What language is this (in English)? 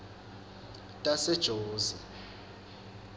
Swati